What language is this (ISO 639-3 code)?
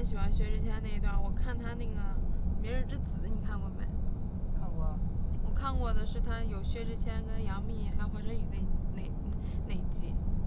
zho